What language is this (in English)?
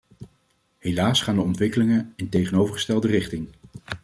Dutch